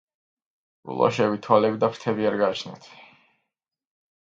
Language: Georgian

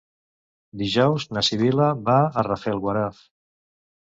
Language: Catalan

